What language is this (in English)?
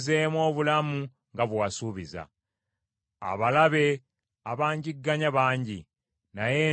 Ganda